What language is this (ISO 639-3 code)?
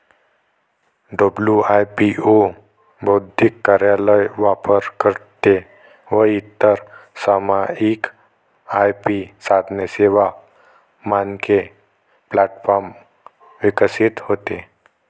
mar